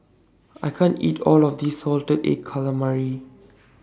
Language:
English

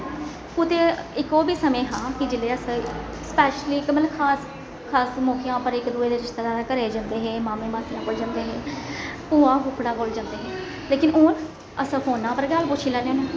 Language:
Dogri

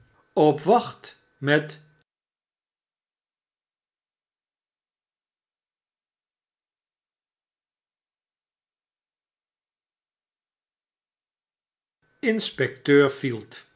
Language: Dutch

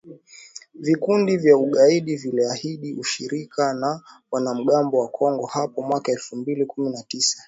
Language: Swahili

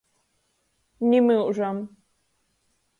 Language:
Latgalian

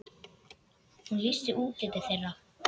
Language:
Icelandic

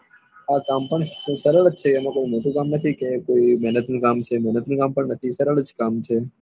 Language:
Gujarati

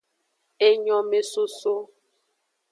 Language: Aja (Benin)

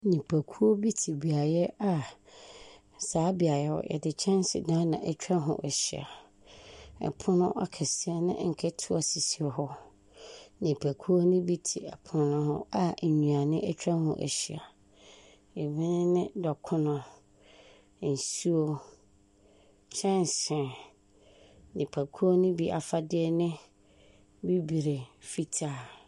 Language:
Akan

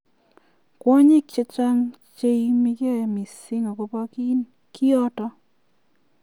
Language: Kalenjin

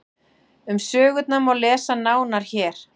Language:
Icelandic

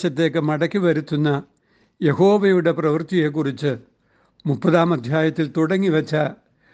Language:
Malayalam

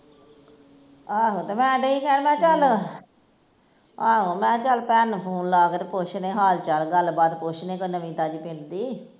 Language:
Punjabi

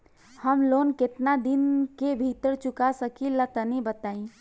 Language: Bhojpuri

